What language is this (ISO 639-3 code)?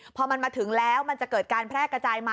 tha